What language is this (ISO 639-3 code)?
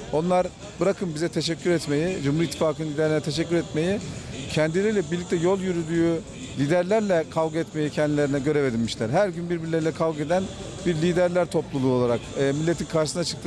tur